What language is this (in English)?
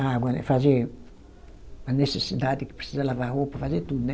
Portuguese